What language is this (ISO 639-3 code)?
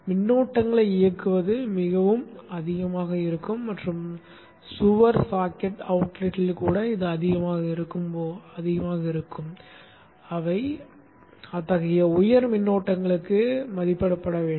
tam